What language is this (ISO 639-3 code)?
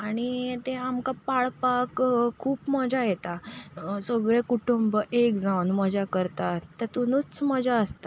kok